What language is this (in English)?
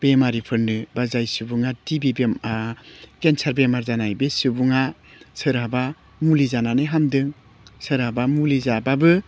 Bodo